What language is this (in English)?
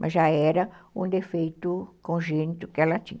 Portuguese